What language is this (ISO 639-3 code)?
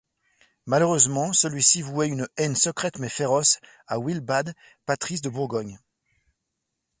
fra